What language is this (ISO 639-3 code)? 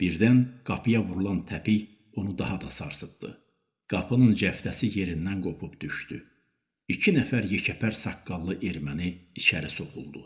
tur